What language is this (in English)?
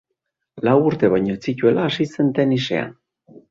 Basque